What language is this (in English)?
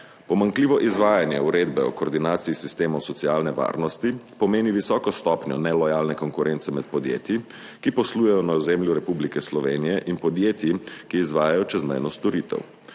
Slovenian